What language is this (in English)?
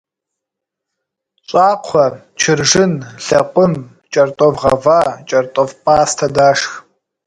Kabardian